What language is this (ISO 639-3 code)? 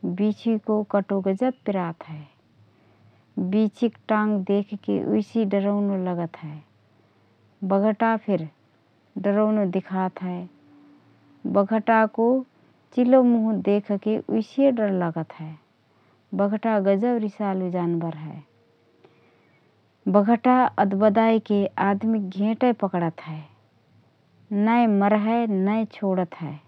thr